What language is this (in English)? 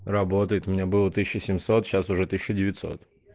Russian